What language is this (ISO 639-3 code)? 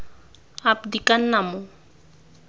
tsn